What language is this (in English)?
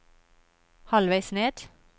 Norwegian